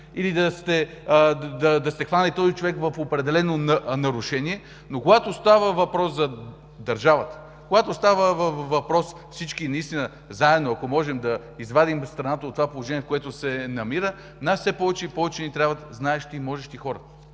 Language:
Bulgarian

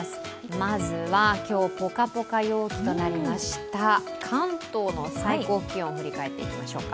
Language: Japanese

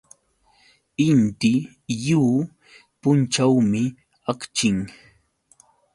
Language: Yauyos Quechua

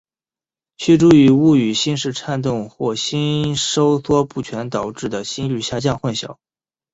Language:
Chinese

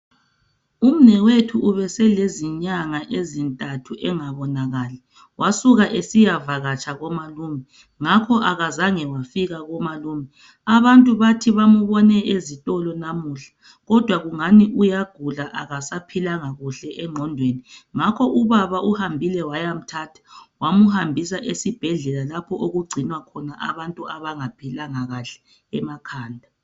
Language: North Ndebele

